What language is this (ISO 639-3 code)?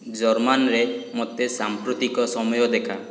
ori